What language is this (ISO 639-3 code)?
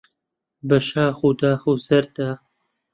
ckb